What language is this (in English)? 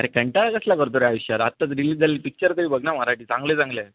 Marathi